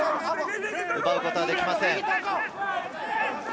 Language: Japanese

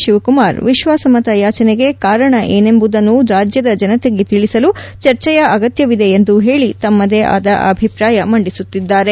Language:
Kannada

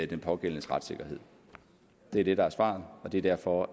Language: Danish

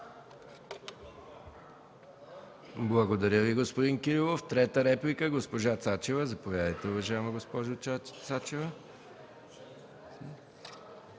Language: Bulgarian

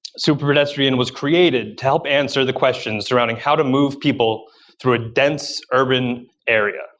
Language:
English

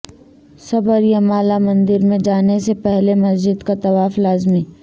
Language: Urdu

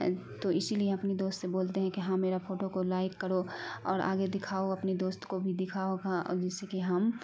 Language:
Urdu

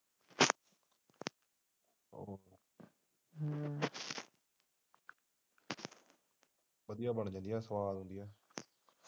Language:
Punjabi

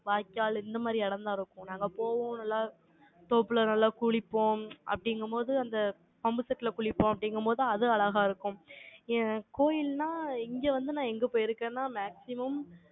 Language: Tamil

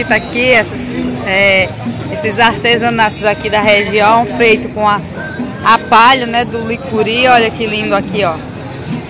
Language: Portuguese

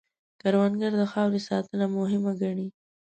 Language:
Pashto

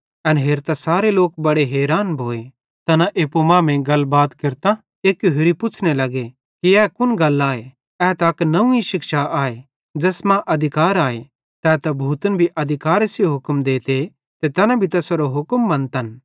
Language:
Bhadrawahi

